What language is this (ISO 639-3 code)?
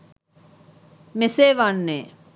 sin